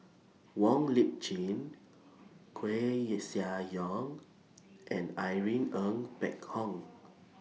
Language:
English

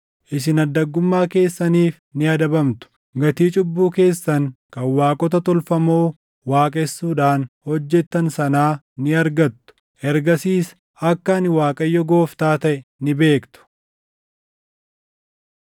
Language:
Oromo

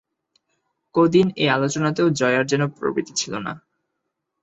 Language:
Bangla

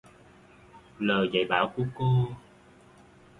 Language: Vietnamese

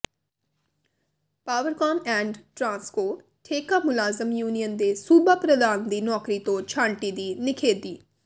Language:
Punjabi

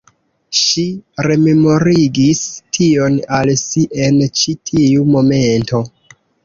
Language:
Esperanto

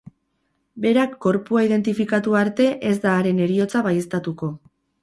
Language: Basque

